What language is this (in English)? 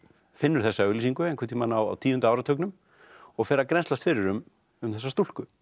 Icelandic